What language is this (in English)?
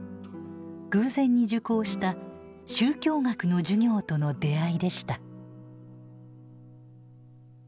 Japanese